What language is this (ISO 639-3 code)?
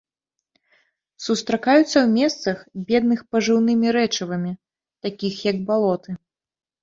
bel